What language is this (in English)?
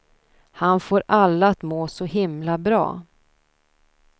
Swedish